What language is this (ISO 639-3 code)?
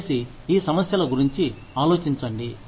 tel